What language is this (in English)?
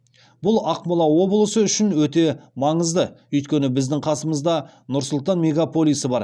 Kazakh